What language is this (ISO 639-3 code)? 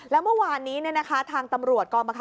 tha